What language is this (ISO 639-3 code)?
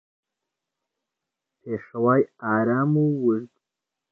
ckb